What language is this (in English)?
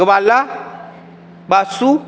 Dogri